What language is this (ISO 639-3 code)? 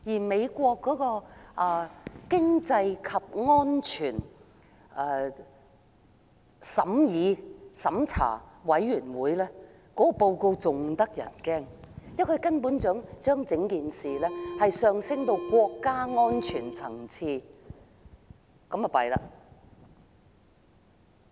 yue